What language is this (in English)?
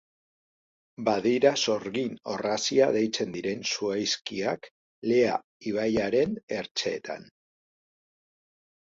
Basque